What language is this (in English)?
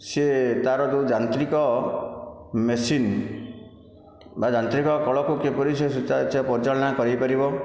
Odia